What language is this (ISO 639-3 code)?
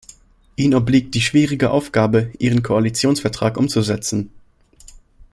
deu